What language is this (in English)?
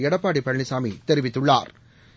Tamil